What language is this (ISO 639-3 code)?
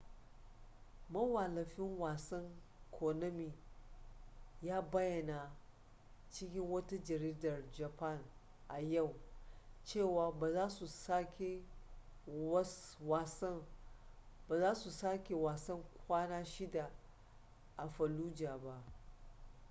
hau